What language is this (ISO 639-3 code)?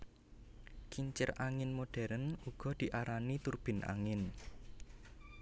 jav